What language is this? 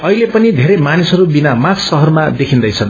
Nepali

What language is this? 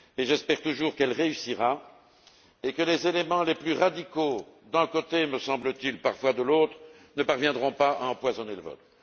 French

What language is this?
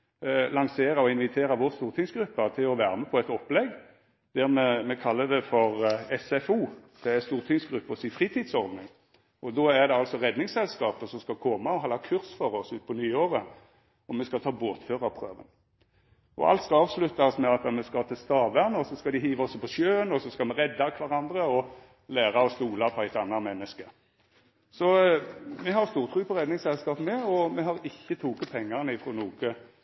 Norwegian Nynorsk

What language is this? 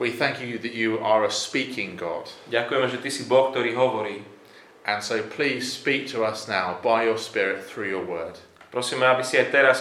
Slovak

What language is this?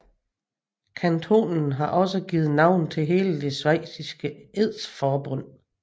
Danish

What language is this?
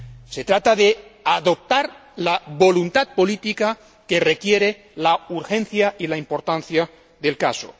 Spanish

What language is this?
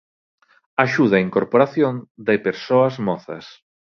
Galician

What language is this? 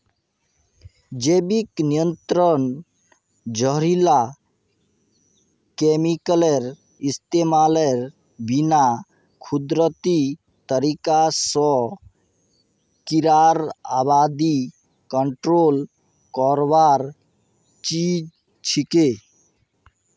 Magahi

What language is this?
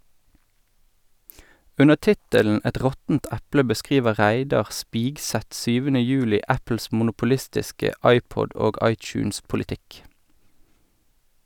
Norwegian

